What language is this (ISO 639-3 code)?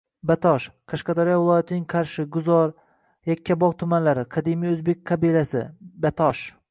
uzb